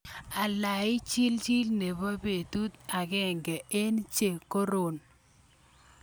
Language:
Kalenjin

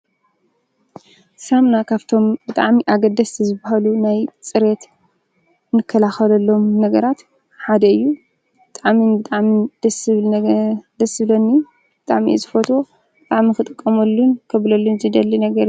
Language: Tigrinya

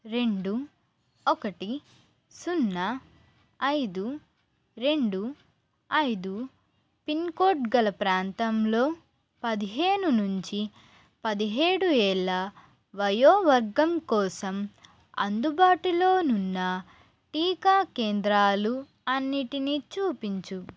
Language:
Telugu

